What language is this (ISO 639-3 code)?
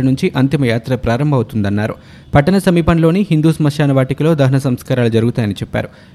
tel